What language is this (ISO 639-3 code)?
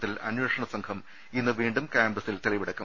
mal